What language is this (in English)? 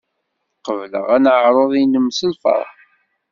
Kabyle